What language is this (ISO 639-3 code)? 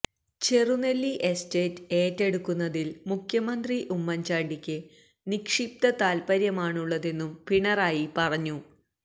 mal